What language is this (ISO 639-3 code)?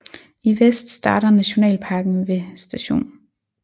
dan